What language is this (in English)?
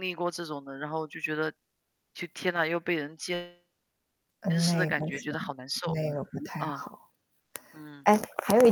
Chinese